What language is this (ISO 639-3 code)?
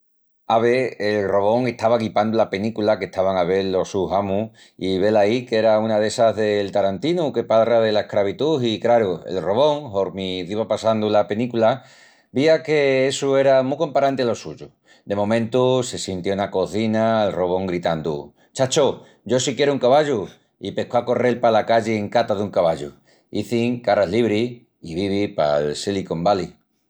ext